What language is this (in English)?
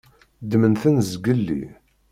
Kabyle